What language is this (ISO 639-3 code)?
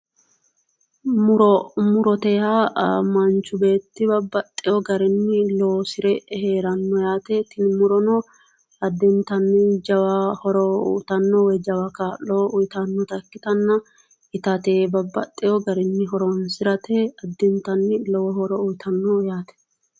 sid